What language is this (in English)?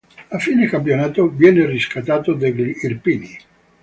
Italian